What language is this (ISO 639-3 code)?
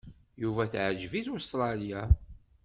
kab